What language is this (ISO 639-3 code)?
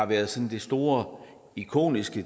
dan